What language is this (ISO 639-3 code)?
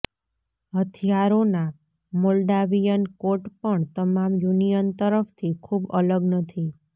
guj